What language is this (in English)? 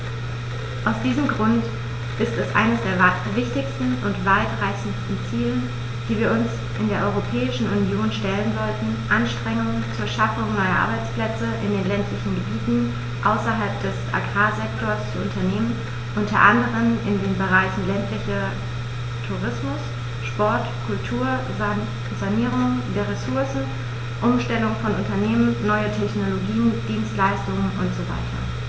German